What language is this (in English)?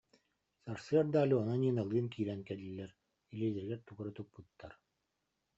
Yakut